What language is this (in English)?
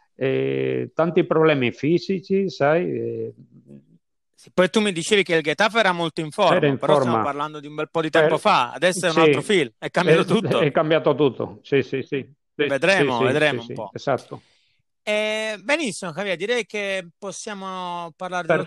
Italian